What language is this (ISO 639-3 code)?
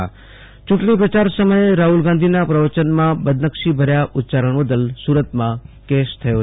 guj